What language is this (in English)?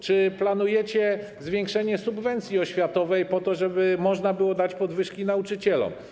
Polish